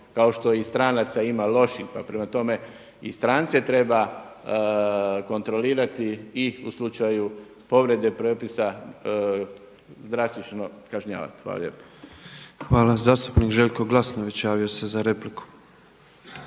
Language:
Croatian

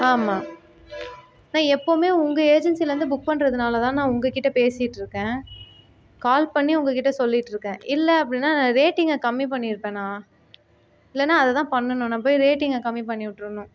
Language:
Tamil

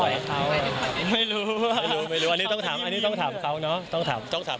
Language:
Thai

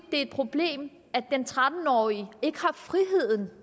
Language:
Danish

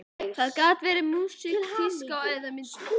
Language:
Icelandic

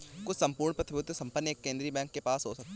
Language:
Hindi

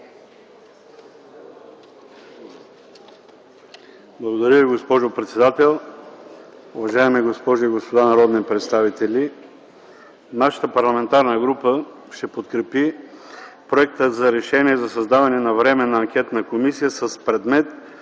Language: Bulgarian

